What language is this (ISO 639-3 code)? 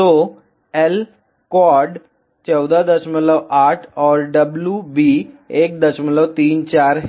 hin